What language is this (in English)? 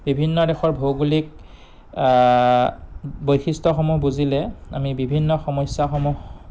Assamese